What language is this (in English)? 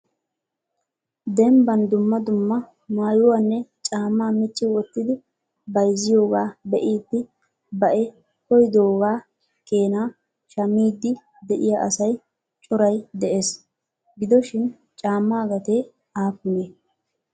Wolaytta